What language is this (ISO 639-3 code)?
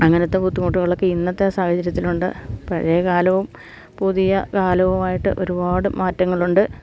mal